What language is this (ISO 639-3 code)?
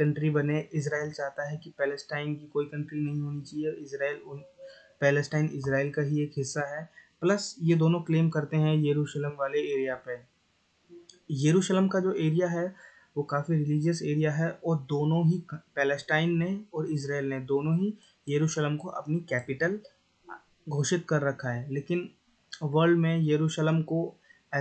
hin